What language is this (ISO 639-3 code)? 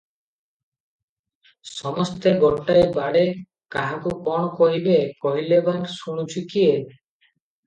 ori